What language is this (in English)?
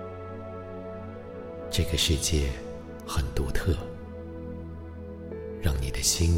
Chinese